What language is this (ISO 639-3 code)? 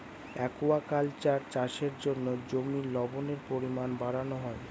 ben